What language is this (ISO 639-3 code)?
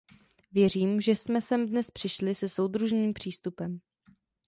ces